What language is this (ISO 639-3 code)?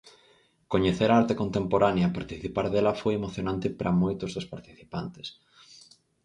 glg